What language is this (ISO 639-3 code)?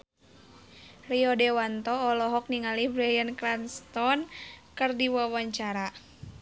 sun